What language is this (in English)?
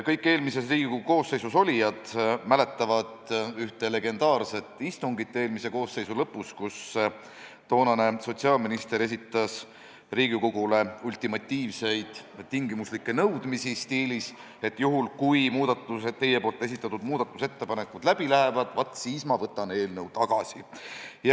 Estonian